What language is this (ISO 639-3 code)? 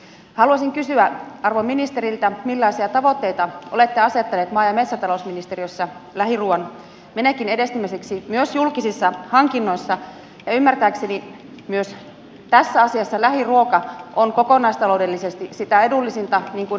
fin